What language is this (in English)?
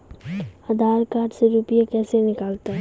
Maithili